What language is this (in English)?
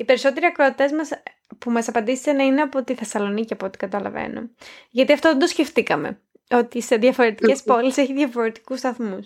Greek